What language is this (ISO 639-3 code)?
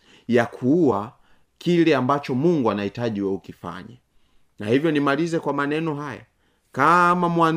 swa